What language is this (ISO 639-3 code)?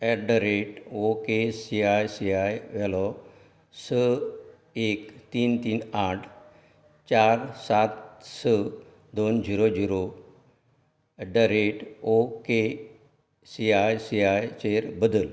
kok